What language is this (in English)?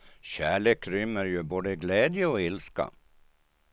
Swedish